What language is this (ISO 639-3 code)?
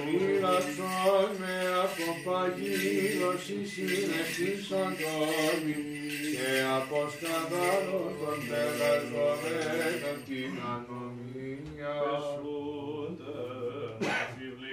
ell